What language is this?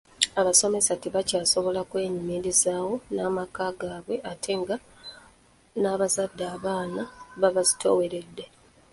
Ganda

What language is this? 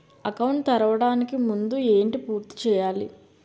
Telugu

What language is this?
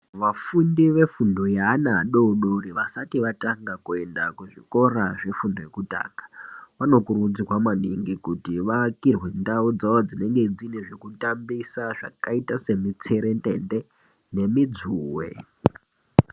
Ndau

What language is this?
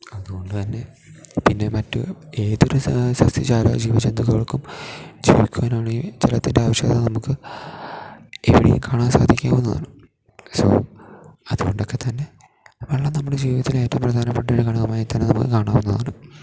Malayalam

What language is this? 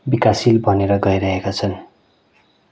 Nepali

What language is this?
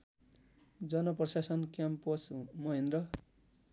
Nepali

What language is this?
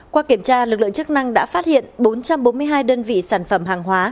Vietnamese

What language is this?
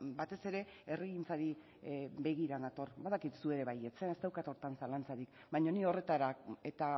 Basque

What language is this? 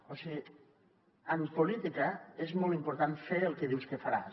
Catalan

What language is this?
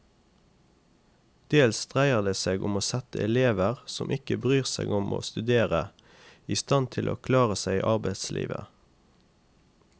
Norwegian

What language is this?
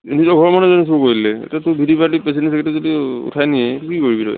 Assamese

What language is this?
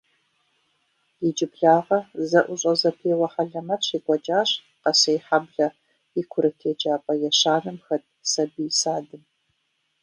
Kabardian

